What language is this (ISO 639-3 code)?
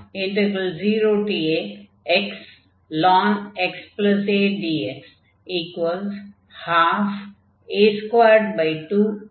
tam